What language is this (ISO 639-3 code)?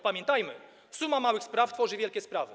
pol